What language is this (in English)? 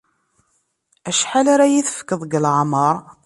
Kabyle